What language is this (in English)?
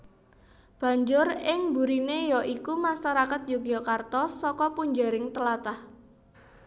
Javanese